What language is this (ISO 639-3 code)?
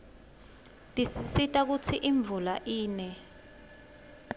ssw